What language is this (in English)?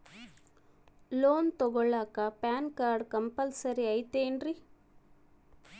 Kannada